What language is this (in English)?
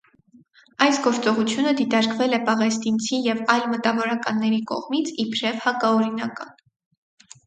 Armenian